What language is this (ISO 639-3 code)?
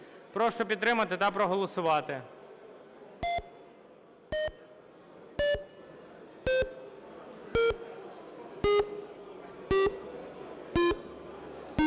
ukr